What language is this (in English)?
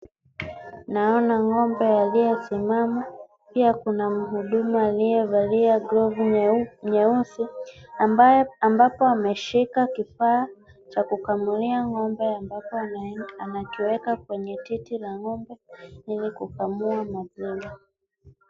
Swahili